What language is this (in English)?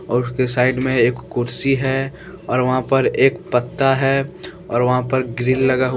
Hindi